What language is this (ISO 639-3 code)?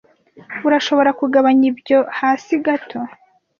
kin